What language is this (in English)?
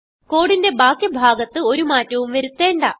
Malayalam